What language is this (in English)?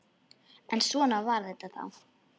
Icelandic